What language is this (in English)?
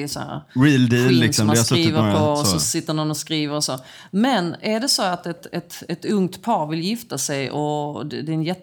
Swedish